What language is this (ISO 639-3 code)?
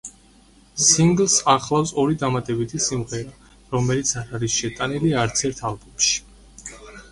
kat